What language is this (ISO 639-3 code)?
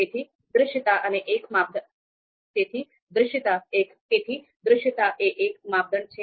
guj